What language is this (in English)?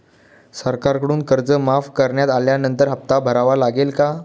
Marathi